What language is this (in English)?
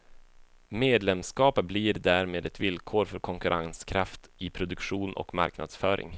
Swedish